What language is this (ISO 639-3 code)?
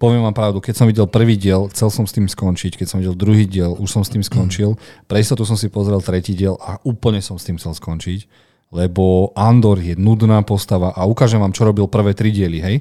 slk